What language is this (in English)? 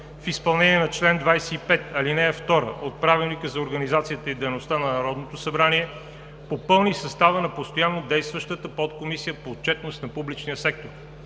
Bulgarian